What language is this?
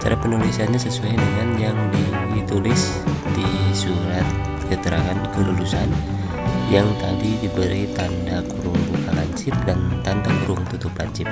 Indonesian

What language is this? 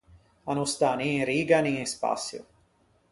Ligurian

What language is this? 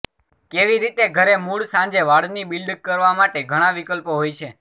Gujarati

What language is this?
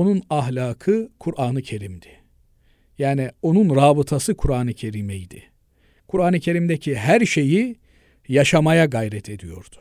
Turkish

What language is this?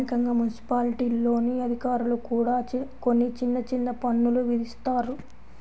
Telugu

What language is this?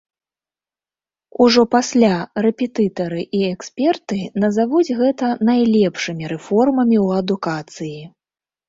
Belarusian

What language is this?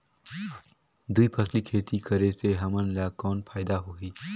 Chhattisgarhi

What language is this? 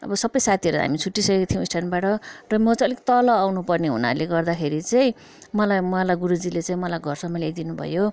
Nepali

